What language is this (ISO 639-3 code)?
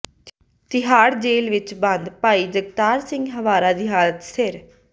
pan